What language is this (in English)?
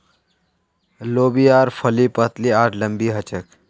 Magahi